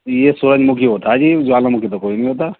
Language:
Urdu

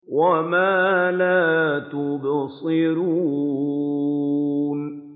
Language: Arabic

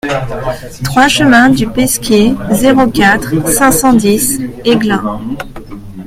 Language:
French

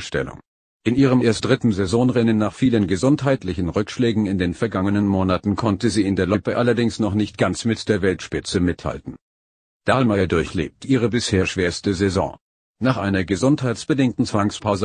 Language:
German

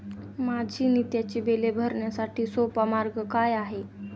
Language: Marathi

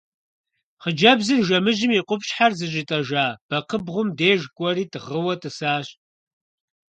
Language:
Kabardian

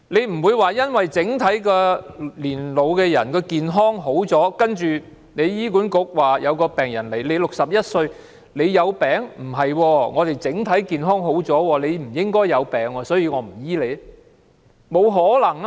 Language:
Cantonese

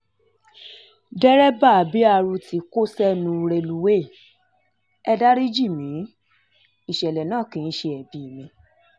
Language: Yoruba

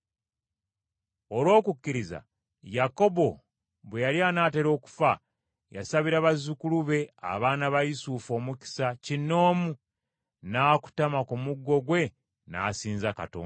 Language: Ganda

